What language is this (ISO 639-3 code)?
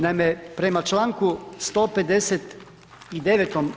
hrv